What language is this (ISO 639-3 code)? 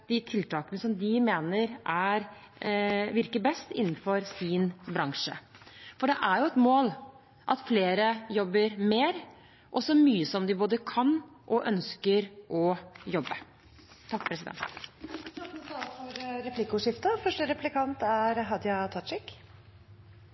nor